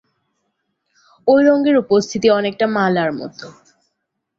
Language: Bangla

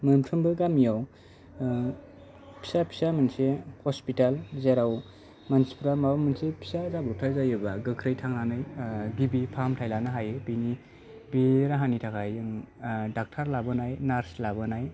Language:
Bodo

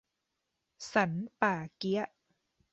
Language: Thai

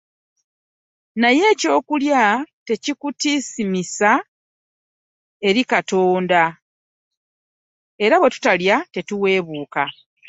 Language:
Ganda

